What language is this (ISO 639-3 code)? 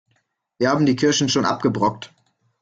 deu